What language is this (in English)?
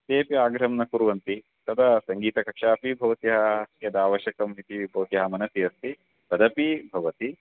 Sanskrit